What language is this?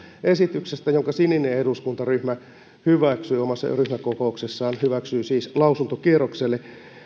Finnish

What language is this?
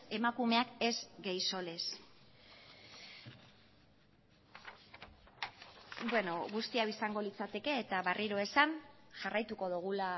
Basque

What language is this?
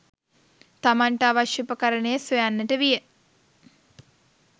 Sinhala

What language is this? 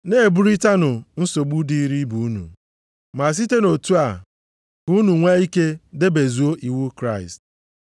Igbo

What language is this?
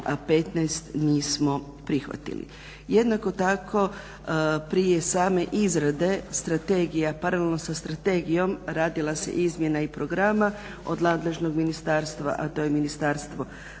Croatian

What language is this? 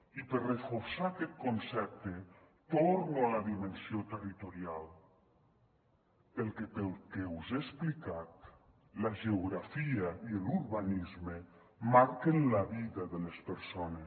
Catalan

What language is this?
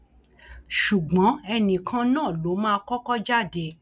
Yoruba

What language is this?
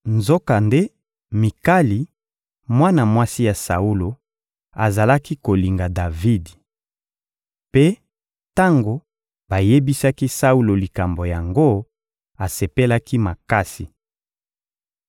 Lingala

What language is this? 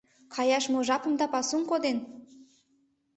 Mari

